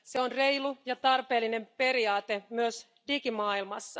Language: Finnish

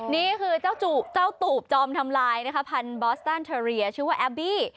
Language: Thai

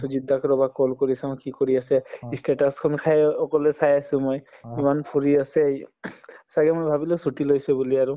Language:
Assamese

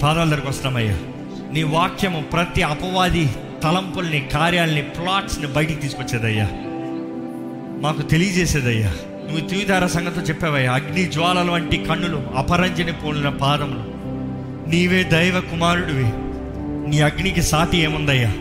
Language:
Telugu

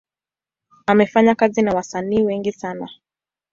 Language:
Swahili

